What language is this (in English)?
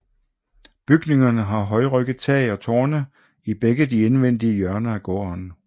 Danish